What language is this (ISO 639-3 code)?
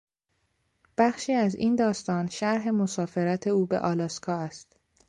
fas